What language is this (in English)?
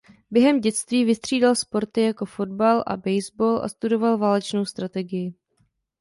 Czech